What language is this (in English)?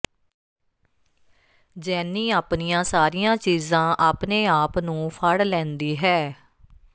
Punjabi